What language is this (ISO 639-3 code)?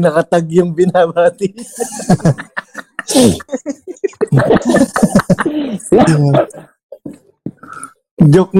fil